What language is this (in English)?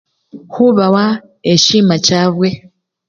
Luyia